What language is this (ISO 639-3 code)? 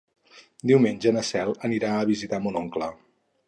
cat